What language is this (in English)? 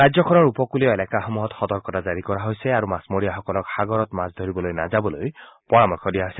Assamese